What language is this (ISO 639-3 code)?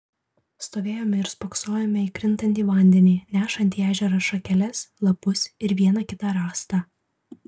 lit